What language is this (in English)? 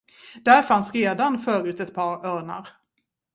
Swedish